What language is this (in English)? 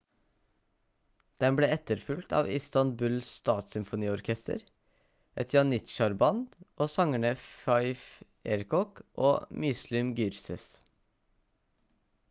Norwegian Bokmål